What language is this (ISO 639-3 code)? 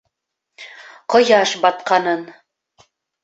bak